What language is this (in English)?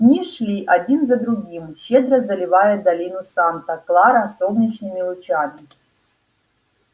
Russian